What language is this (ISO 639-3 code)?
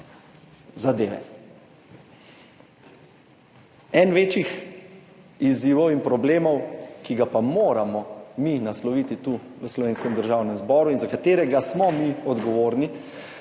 slv